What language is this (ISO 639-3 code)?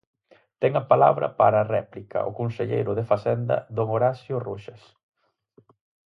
glg